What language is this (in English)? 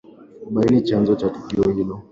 Swahili